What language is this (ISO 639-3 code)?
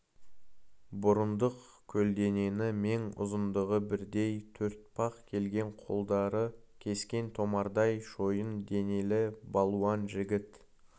kaz